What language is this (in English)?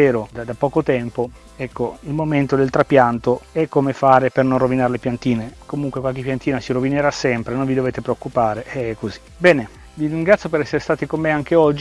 Italian